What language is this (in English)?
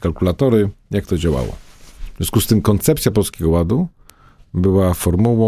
Polish